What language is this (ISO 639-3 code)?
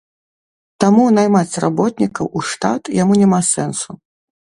bel